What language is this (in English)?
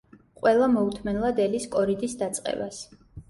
Georgian